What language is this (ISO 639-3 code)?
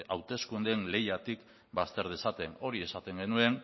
eus